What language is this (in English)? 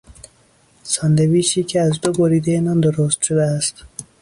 Persian